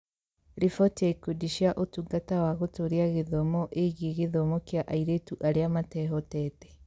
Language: Kikuyu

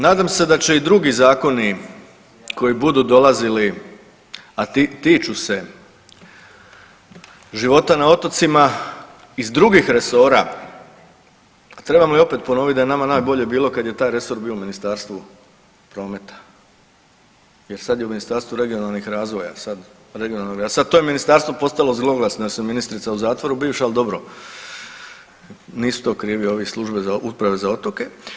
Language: Croatian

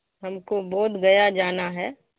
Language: Urdu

